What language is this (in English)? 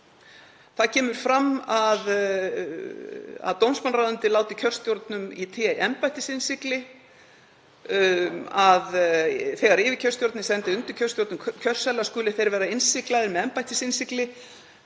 Icelandic